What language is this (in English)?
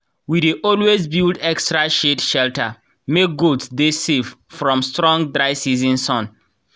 Nigerian Pidgin